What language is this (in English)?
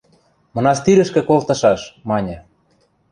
Western Mari